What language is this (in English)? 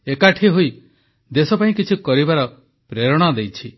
Odia